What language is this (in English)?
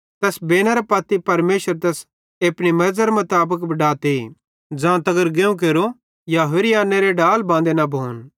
Bhadrawahi